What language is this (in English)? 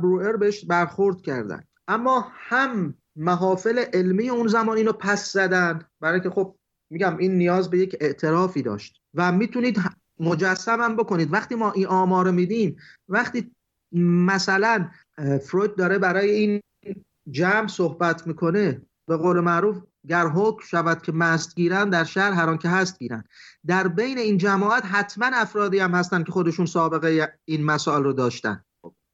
Persian